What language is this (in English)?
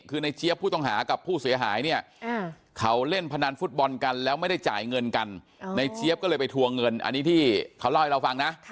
Thai